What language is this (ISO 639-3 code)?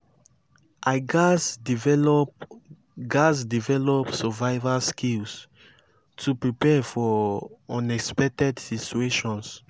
pcm